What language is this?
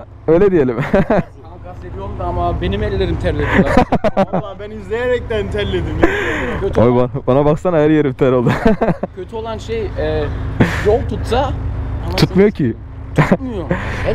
Turkish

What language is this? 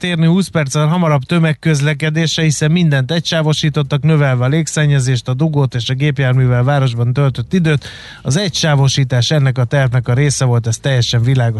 Hungarian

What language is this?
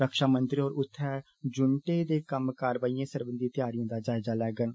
Dogri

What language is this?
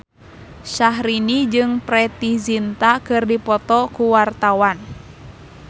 Sundanese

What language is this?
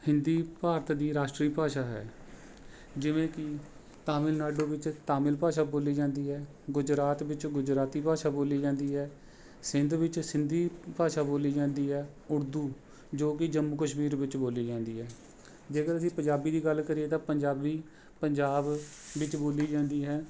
Punjabi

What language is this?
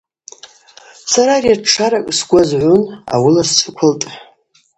Abaza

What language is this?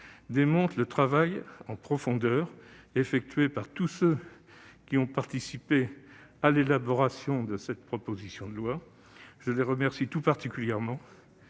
French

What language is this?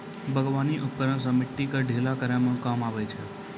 Maithili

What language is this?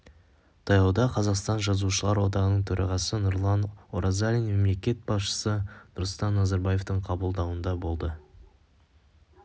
Kazakh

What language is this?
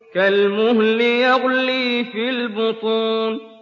Arabic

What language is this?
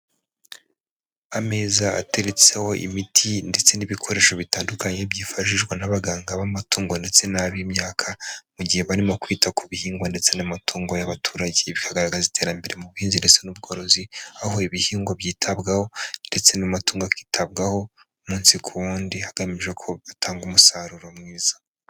Kinyarwanda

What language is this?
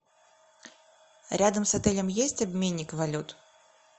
Russian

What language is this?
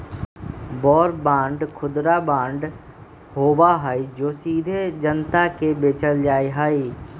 Magahi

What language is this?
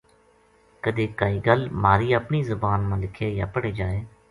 Gujari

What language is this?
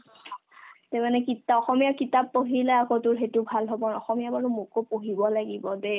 Assamese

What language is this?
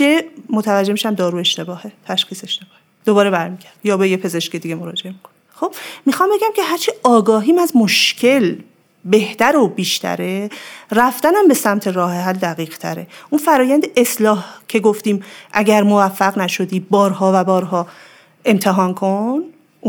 Persian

